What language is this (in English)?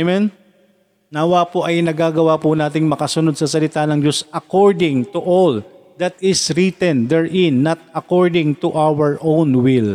Filipino